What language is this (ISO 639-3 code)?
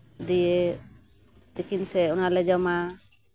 sat